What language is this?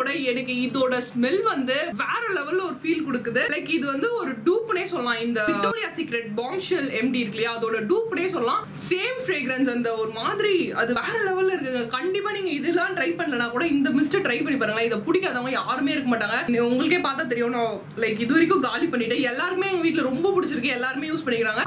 Hindi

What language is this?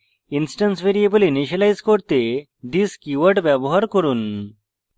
Bangla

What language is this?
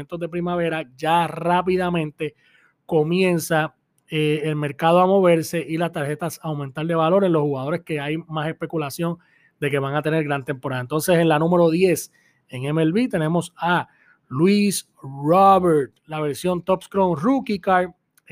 Spanish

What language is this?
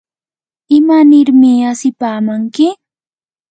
Yanahuanca Pasco Quechua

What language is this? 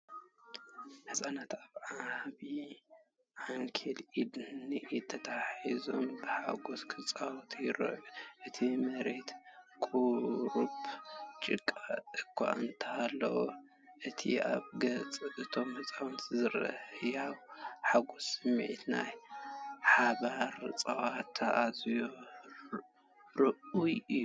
Tigrinya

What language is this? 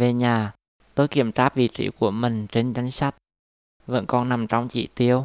Vietnamese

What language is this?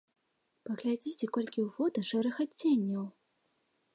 Belarusian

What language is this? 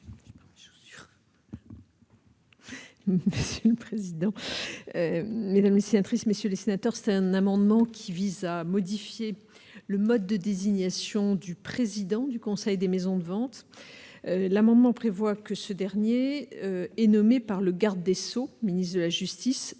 French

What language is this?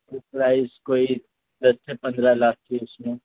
Urdu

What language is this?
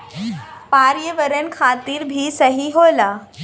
Bhojpuri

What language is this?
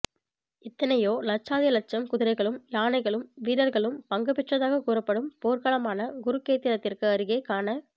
Tamil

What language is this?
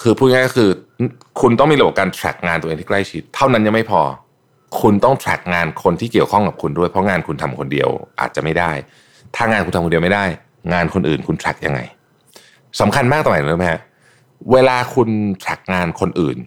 Thai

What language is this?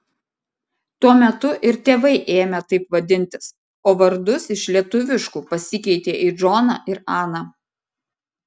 Lithuanian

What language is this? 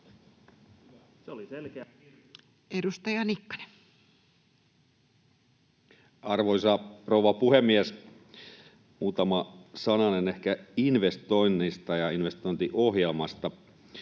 Finnish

